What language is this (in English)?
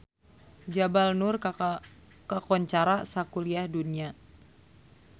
Sundanese